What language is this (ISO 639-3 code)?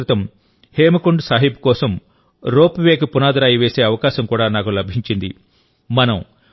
tel